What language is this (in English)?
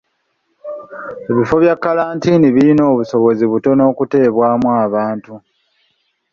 Ganda